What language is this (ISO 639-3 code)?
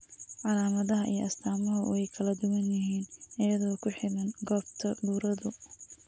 som